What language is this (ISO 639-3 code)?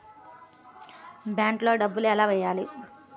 tel